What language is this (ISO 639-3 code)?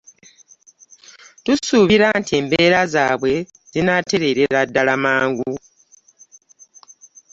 lug